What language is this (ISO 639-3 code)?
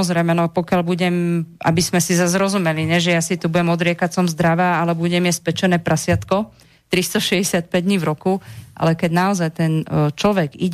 slk